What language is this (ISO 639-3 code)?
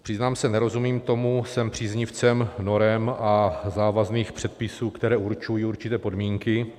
ces